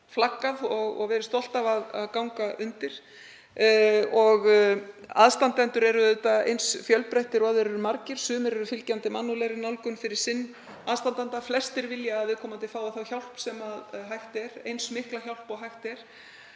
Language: Icelandic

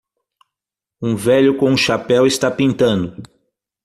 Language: Portuguese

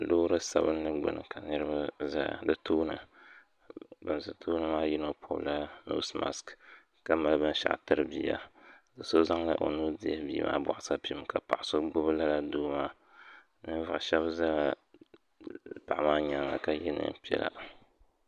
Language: Dagbani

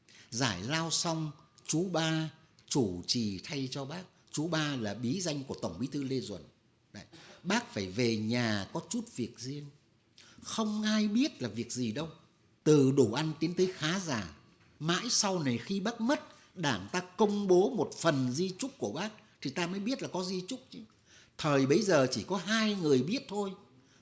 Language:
Vietnamese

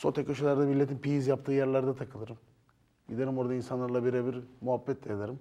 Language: Turkish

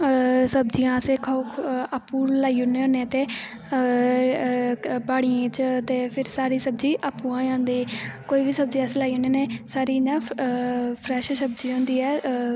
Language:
Dogri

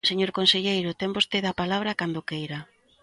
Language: Galician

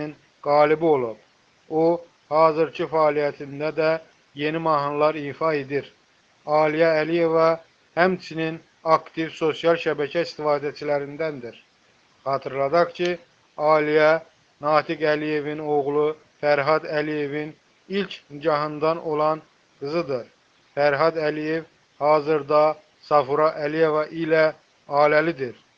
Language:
Turkish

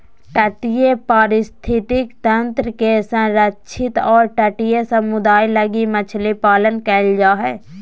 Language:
Magahi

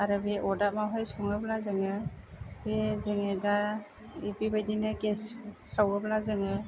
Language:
Bodo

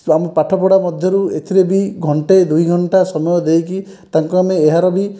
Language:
Odia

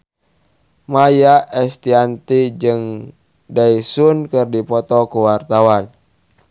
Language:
Sundanese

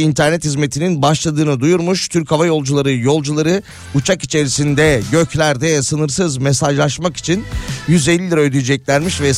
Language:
Turkish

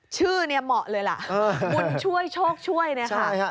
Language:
Thai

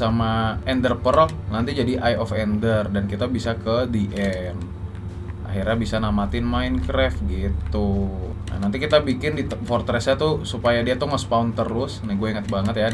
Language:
Indonesian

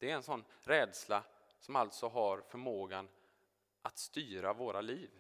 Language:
Swedish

